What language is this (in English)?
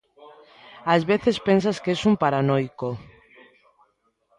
Galician